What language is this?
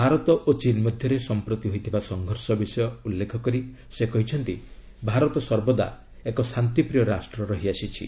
Odia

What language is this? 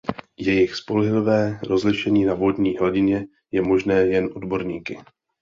Czech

